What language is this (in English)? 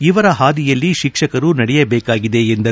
Kannada